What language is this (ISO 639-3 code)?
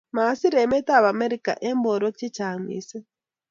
kln